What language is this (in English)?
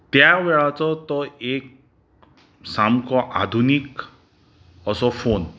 Konkani